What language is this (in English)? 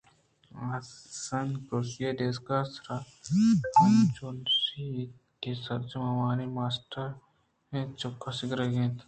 Eastern Balochi